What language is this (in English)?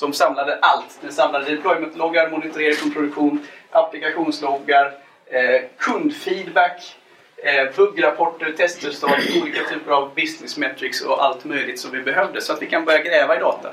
Swedish